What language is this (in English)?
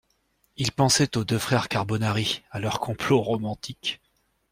French